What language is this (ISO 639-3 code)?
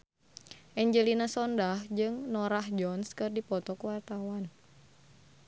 sun